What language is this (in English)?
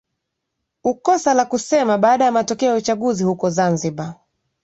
Swahili